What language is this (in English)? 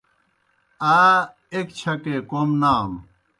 Kohistani Shina